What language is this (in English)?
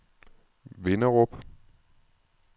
Danish